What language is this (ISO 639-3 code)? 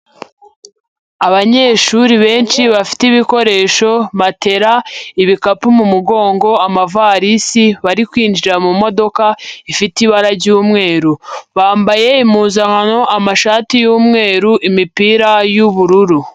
kin